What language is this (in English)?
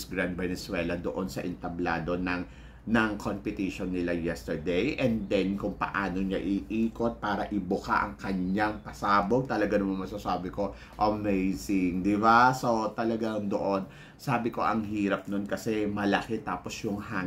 Filipino